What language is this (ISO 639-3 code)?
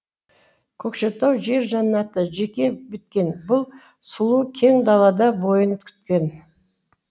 kaz